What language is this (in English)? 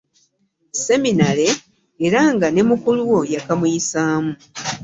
Ganda